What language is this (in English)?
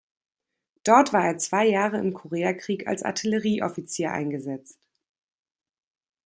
German